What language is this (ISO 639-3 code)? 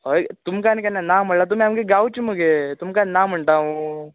kok